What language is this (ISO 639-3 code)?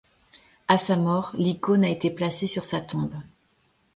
fra